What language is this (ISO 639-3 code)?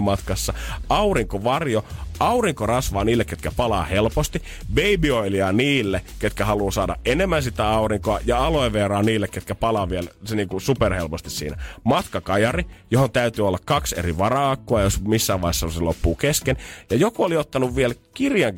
fin